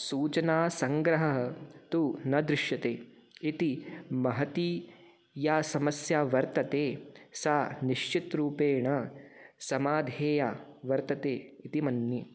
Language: Sanskrit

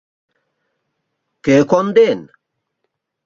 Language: Mari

